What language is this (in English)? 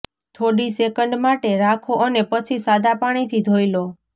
Gujarati